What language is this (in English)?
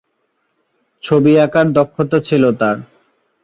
Bangla